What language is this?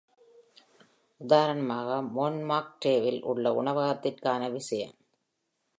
Tamil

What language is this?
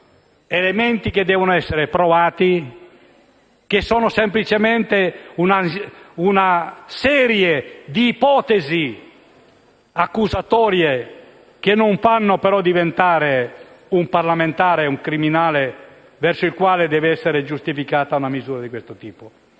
Italian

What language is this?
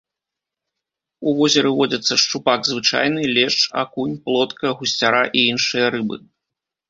Belarusian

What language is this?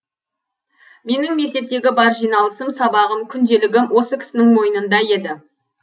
Kazakh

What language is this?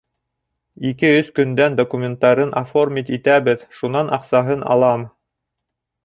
Bashkir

